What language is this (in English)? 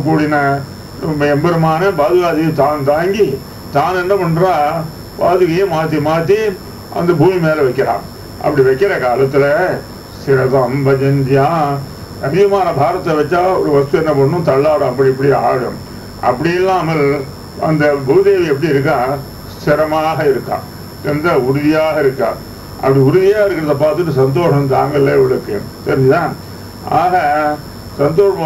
Arabic